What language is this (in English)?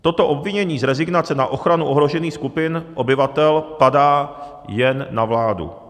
Czech